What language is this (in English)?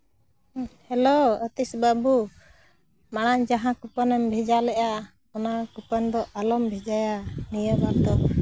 Santali